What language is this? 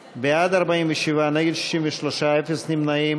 Hebrew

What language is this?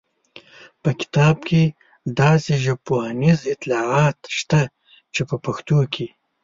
Pashto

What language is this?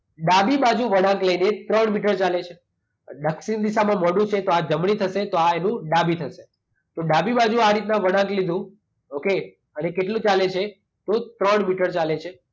Gujarati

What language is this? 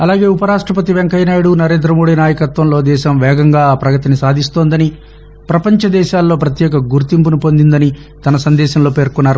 Telugu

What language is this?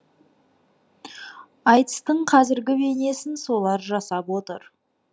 Kazakh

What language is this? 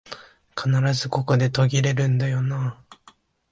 Japanese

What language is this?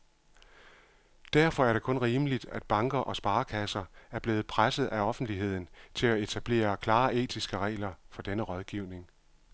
Danish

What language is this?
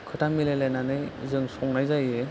Bodo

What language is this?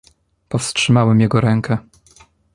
Polish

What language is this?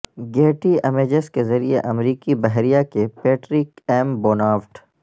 Urdu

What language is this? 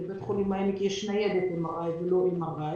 Hebrew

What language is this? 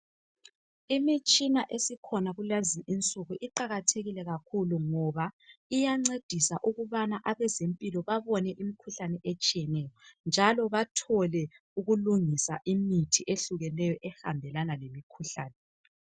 North Ndebele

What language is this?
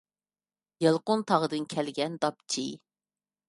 Uyghur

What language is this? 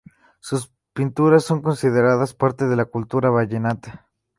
Spanish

